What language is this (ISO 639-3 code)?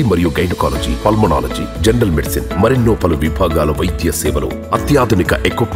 tel